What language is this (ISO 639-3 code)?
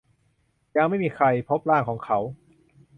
tha